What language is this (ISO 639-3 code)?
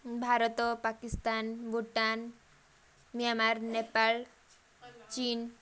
ori